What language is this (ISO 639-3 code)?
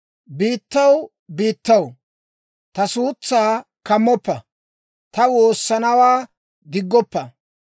dwr